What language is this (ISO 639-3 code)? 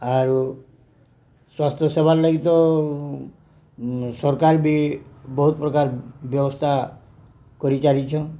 ori